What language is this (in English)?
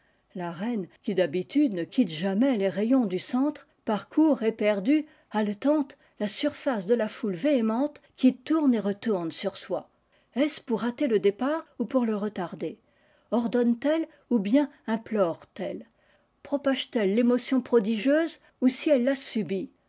French